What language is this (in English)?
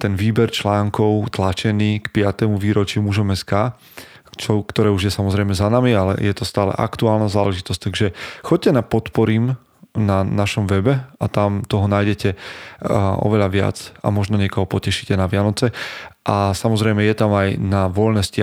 Slovak